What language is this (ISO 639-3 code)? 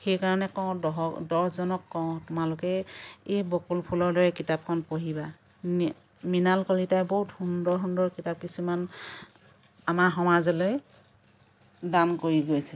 asm